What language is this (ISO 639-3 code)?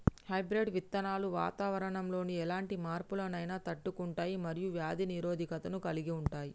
tel